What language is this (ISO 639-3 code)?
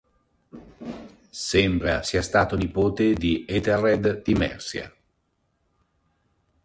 ita